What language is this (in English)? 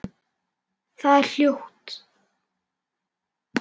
Icelandic